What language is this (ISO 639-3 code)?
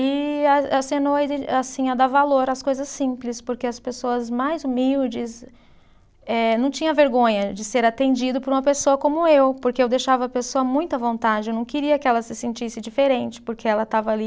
por